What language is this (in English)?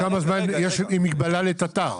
Hebrew